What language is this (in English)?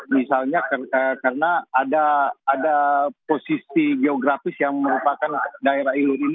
Indonesian